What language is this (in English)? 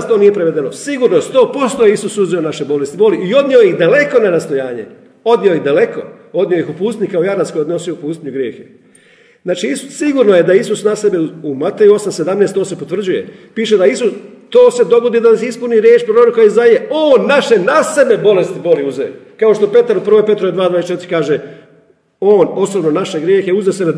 Croatian